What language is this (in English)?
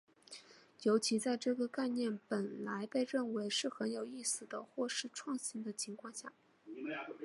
Chinese